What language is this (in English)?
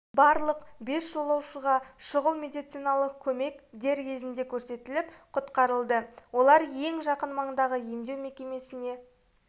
Kazakh